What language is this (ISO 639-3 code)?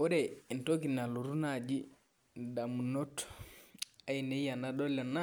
mas